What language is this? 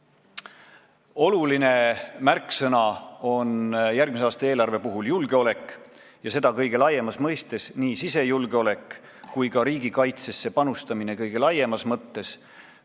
Estonian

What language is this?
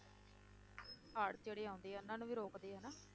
Punjabi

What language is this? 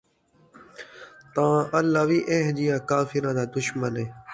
Saraiki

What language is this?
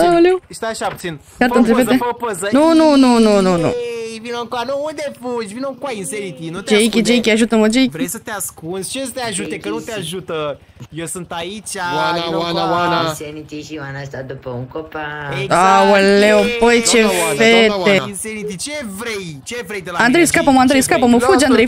Romanian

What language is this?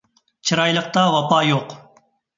Uyghur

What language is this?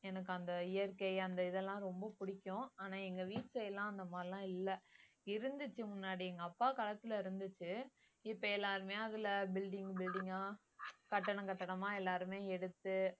Tamil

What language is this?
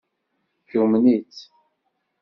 Kabyle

